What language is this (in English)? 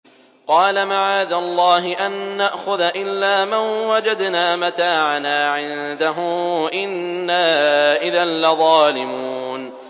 Arabic